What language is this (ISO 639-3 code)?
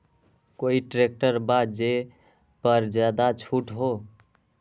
mag